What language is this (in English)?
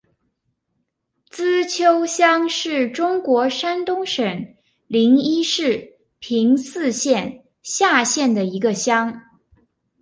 Chinese